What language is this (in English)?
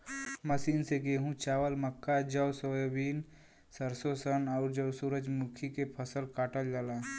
Bhojpuri